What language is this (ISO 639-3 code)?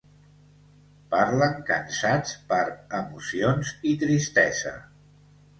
cat